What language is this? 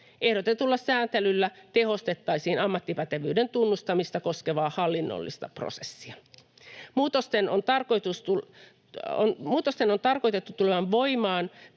Finnish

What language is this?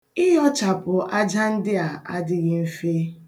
Igbo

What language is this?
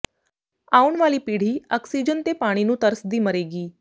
Punjabi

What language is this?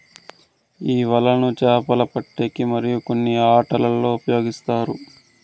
Telugu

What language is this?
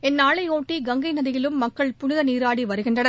Tamil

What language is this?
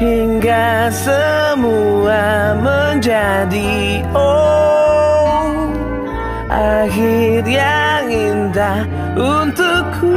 Indonesian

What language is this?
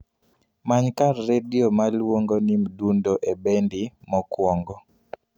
Luo (Kenya and Tanzania)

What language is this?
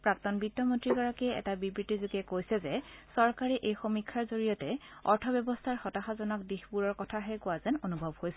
Assamese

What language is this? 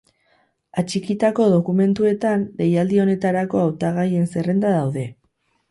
Basque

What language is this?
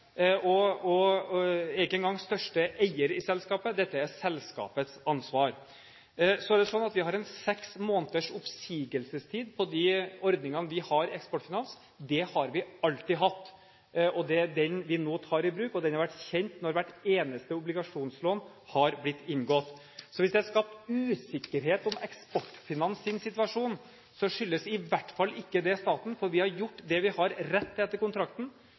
Norwegian Bokmål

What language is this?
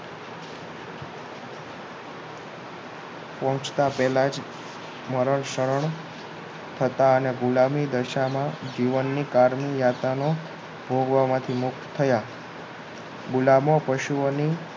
Gujarati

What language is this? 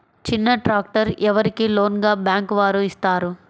Telugu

